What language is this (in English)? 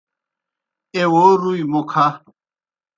Kohistani Shina